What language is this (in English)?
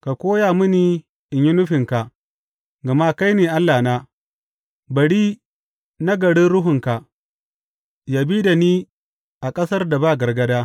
Hausa